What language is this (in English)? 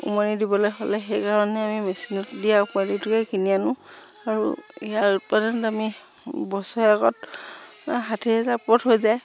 Assamese